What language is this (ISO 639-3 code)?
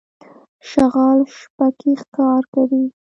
pus